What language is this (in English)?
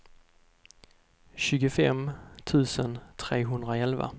Swedish